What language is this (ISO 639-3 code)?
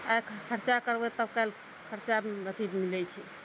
mai